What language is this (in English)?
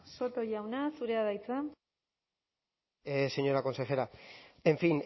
Basque